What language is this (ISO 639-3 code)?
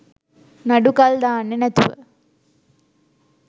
sin